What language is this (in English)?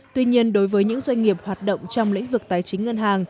Vietnamese